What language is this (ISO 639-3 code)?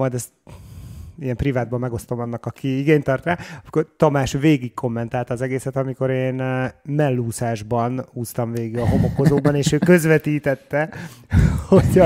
hun